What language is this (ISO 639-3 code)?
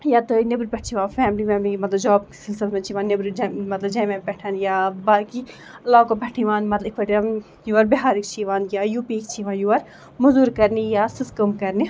kas